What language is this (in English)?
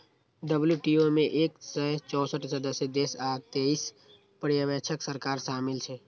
Maithili